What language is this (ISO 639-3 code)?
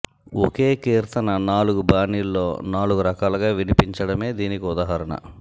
tel